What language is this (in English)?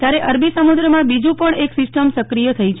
Gujarati